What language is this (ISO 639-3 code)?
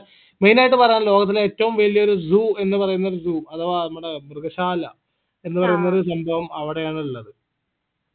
mal